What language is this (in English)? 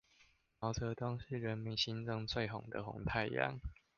Chinese